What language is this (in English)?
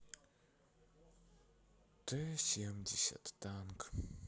Russian